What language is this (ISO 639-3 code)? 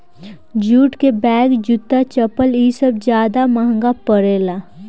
bho